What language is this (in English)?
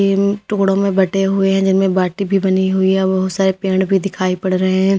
Hindi